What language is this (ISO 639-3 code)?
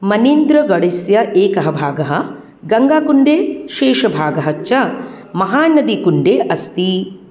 san